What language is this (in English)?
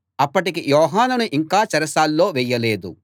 Telugu